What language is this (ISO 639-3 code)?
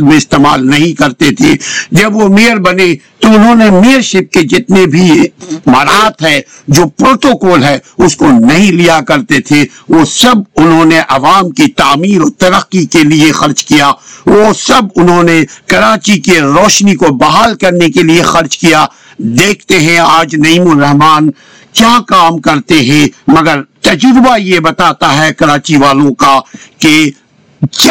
urd